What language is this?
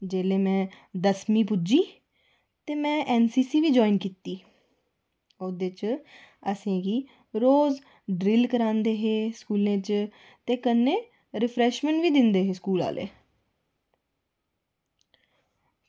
Dogri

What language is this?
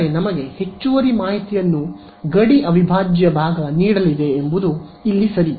Kannada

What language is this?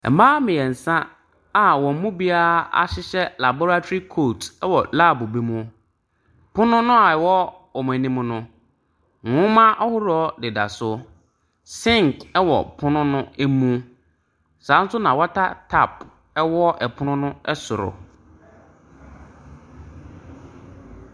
Akan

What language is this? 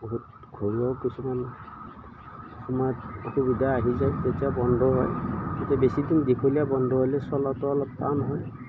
Assamese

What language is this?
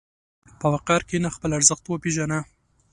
Pashto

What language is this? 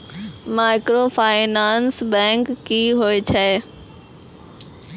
Maithili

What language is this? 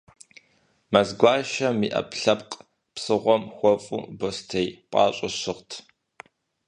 Kabardian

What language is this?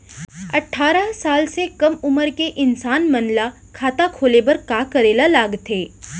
Chhattisgarhi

